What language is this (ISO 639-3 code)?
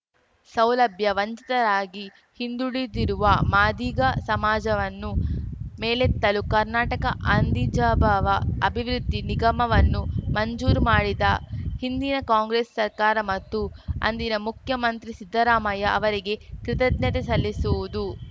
kan